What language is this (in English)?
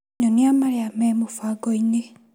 Kikuyu